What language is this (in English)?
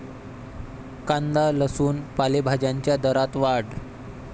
Marathi